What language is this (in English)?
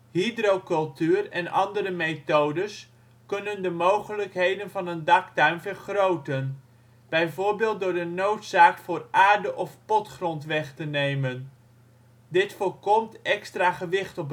Dutch